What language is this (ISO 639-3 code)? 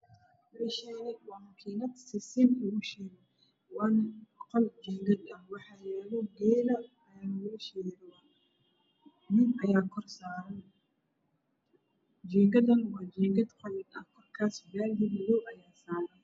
som